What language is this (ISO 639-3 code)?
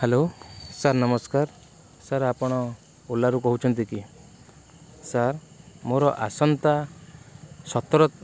ori